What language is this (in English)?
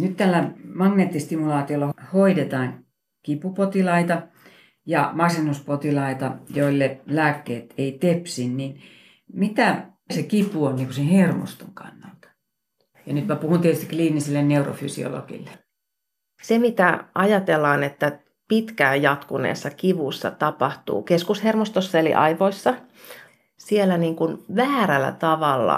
Finnish